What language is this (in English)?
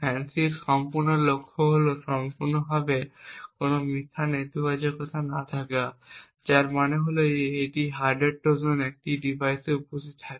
Bangla